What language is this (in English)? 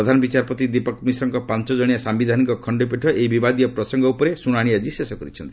Odia